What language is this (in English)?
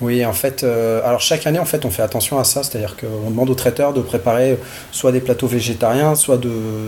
French